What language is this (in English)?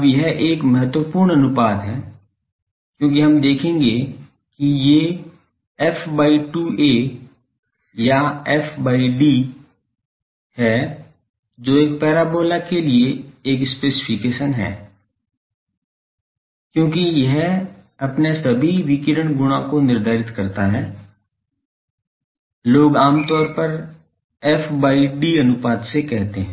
Hindi